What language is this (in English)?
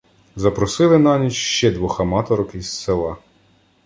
Ukrainian